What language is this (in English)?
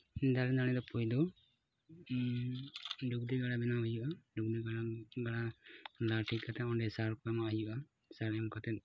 Santali